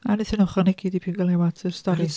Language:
Welsh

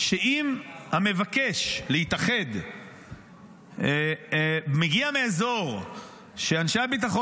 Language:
Hebrew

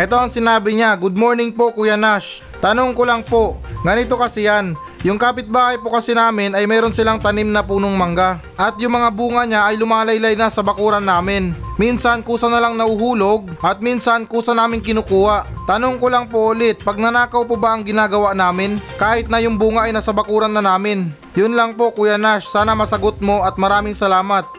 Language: Filipino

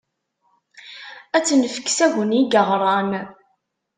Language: Kabyle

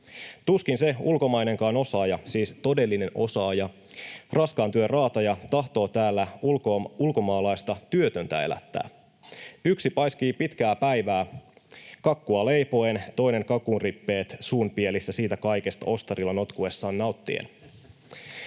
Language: Finnish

